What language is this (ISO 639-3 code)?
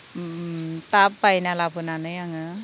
brx